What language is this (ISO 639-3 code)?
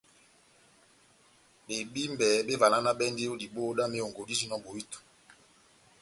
bnm